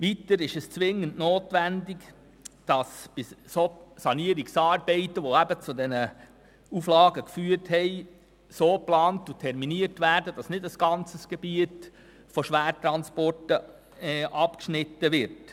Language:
Swiss German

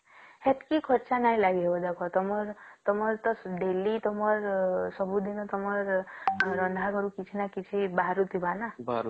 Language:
Odia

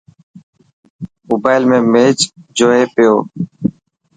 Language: Dhatki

